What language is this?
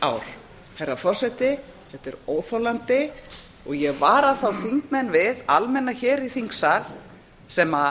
Icelandic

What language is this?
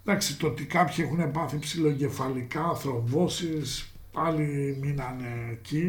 Greek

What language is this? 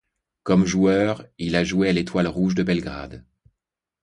French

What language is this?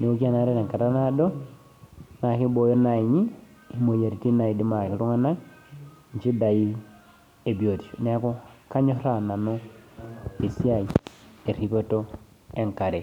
Masai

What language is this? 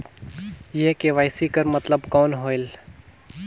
Chhattisgarhi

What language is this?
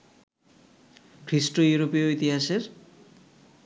Bangla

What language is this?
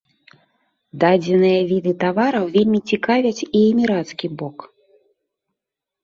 Belarusian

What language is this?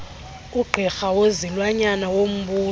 Xhosa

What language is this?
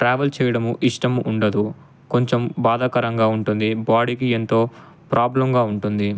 Telugu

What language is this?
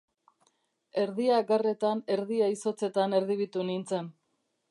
Basque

